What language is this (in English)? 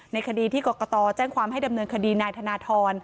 Thai